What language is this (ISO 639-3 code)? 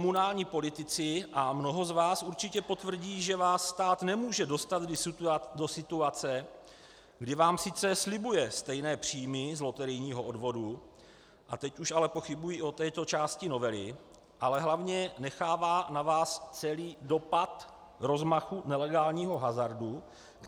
ces